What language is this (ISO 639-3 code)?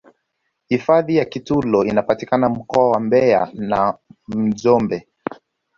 swa